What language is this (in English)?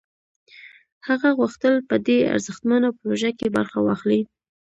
Pashto